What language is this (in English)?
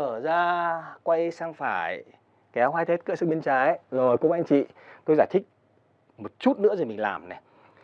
Vietnamese